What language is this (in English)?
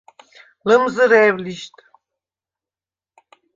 Svan